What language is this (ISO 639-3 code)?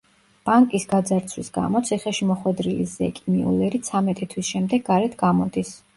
kat